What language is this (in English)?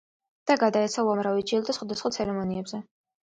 Georgian